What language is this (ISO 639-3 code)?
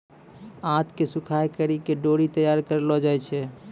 mai